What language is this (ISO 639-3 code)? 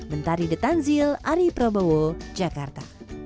ind